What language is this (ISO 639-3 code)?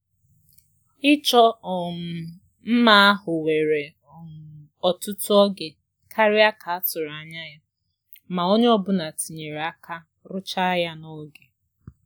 ibo